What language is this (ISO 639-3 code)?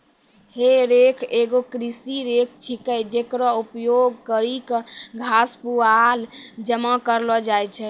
mai